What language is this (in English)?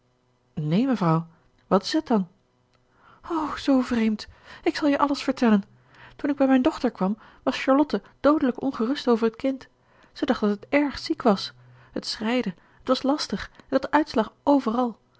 Dutch